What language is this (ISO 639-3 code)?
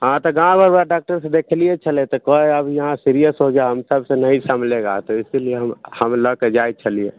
mai